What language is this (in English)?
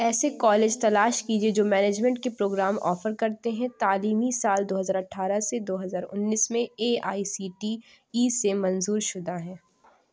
Urdu